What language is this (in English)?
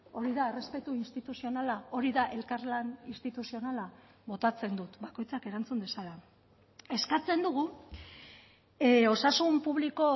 Basque